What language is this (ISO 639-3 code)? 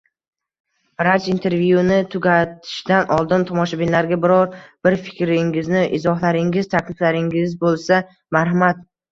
uzb